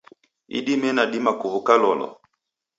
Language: Taita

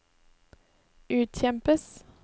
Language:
Norwegian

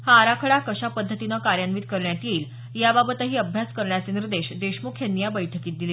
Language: Marathi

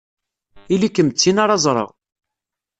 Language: Kabyle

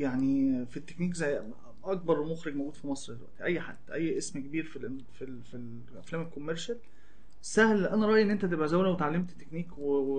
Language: Arabic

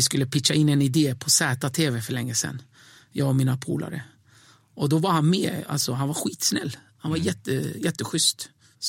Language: Swedish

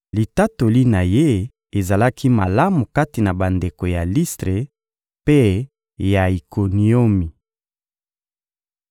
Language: Lingala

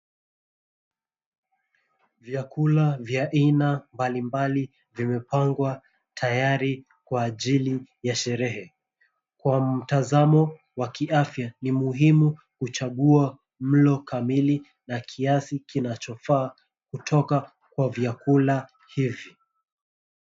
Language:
Swahili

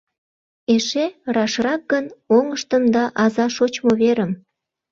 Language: Mari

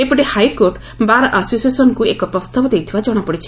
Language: Odia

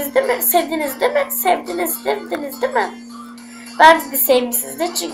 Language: Turkish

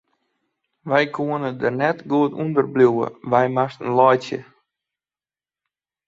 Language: Western Frisian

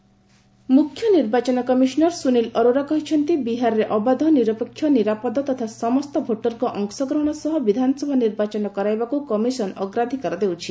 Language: Odia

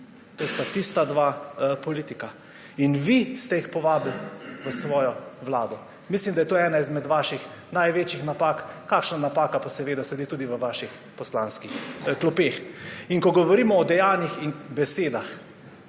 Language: Slovenian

